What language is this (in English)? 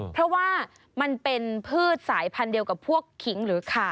Thai